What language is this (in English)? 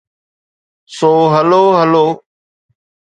Sindhi